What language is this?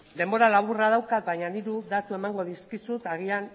Basque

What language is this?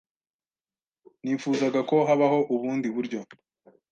Kinyarwanda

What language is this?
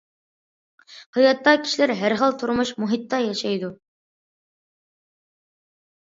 Uyghur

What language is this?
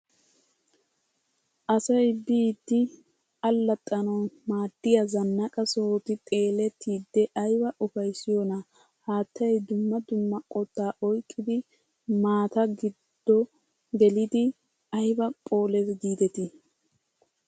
Wolaytta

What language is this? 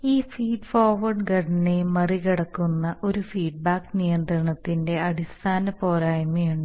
Malayalam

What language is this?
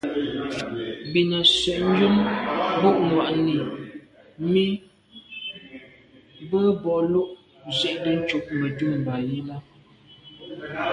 Medumba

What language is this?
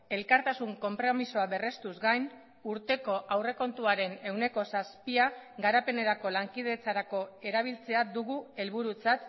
Basque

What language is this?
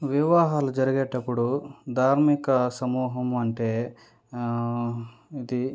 Telugu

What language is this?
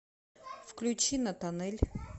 Russian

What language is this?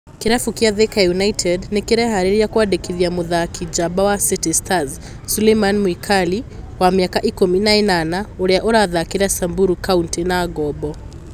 Kikuyu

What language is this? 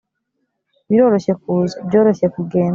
Kinyarwanda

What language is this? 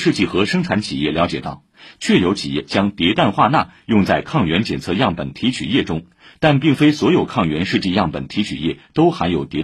Chinese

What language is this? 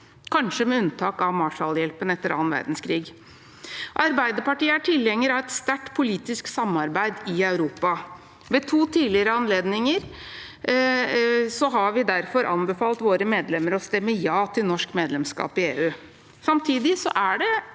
Norwegian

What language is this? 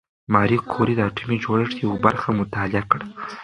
Pashto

